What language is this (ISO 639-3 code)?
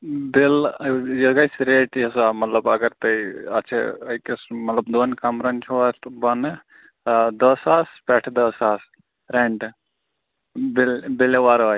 kas